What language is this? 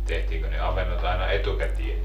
Finnish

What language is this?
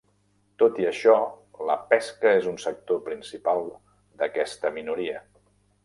Catalan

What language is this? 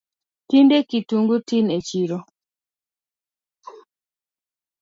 Luo (Kenya and Tanzania)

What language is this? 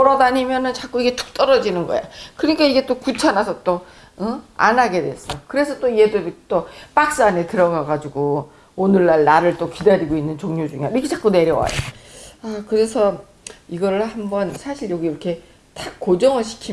Korean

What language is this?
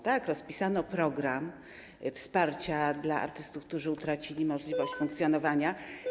Polish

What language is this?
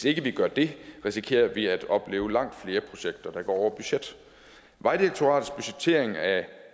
Danish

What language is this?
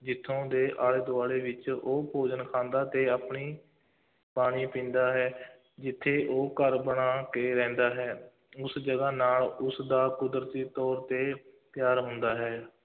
Punjabi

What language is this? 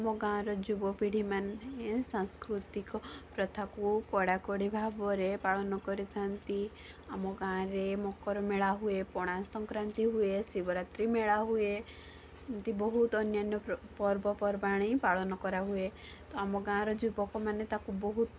Odia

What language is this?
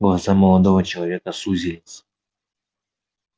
Russian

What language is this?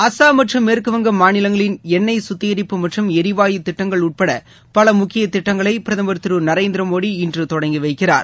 Tamil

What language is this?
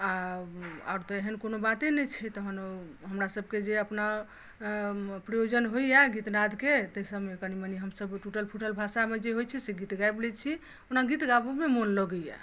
Maithili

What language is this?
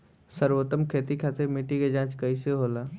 Bhojpuri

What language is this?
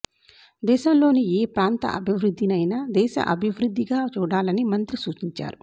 Telugu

